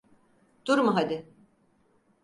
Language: Turkish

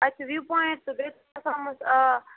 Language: Kashmiri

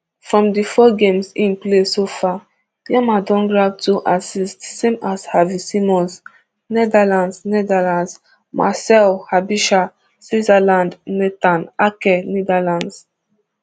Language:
Nigerian Pidgin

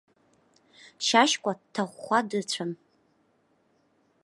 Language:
Abkhazian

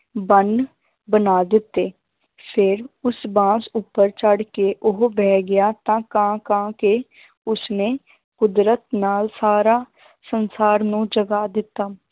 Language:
Punjabi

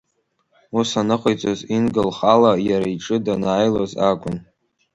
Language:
Abkhazian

